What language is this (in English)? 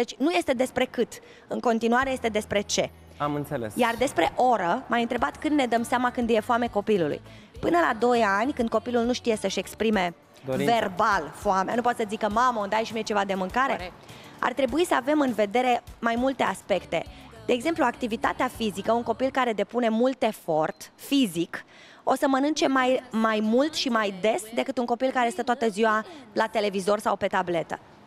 Romanian